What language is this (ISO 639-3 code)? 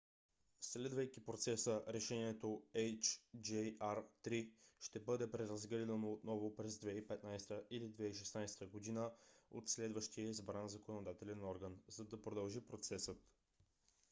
bul